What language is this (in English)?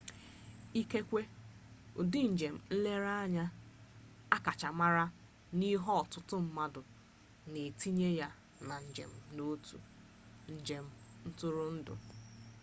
Igbo